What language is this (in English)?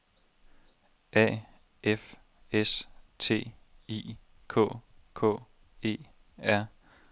Danish